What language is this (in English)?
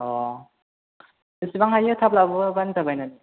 Bodo